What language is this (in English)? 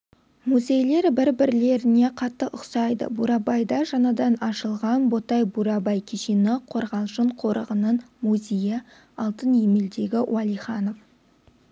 Kazakh